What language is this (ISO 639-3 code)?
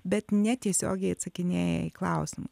lit